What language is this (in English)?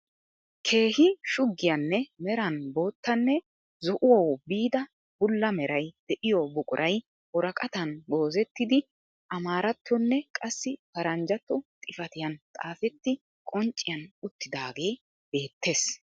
Wolaytta